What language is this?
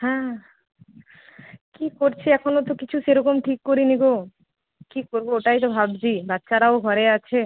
Bangla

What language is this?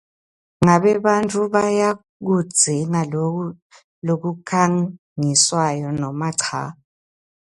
Swati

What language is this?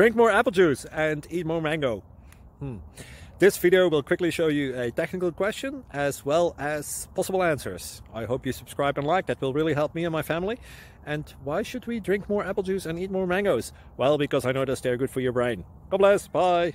English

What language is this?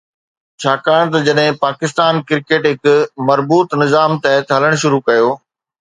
Sindhi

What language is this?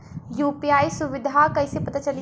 Bhojpuri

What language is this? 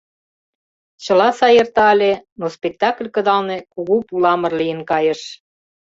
Mari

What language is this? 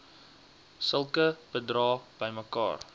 Afrikaans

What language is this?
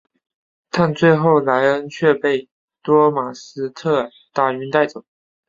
Chinese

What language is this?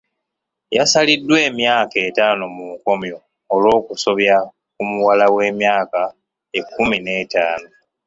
Ganda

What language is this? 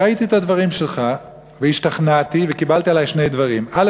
Hebrew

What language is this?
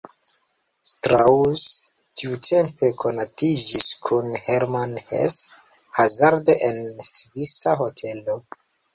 Esperanto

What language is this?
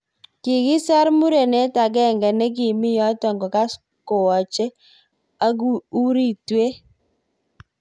Kalenjin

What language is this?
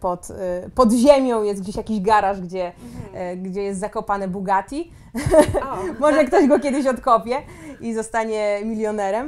Polish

